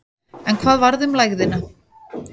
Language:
Icelandic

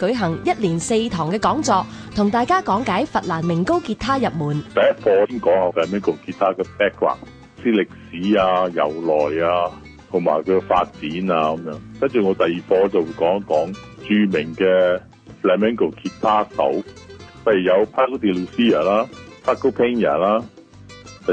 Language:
Chinese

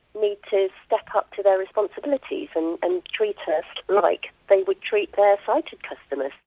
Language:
English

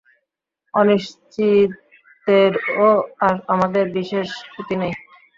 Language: Bangla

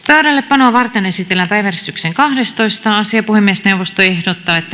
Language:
Finnish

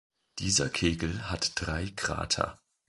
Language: German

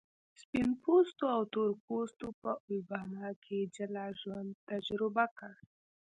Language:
Pashto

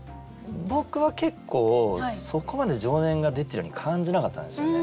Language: Japanese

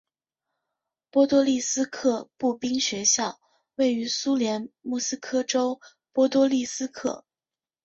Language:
Chinese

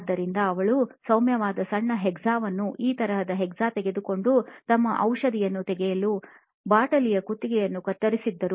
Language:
Kannada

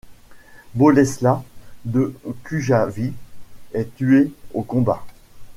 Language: French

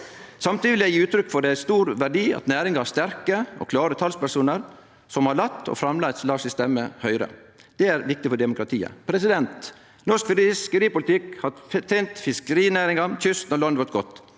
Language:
Norwegian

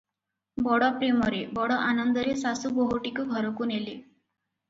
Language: Odia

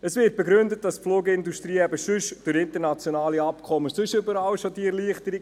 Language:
Swiss German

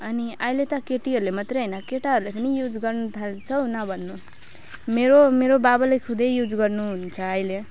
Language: Nepali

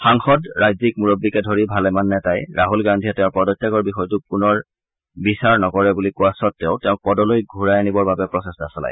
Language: Assamese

